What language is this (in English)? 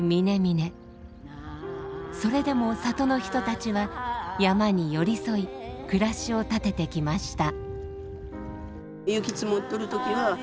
Japanese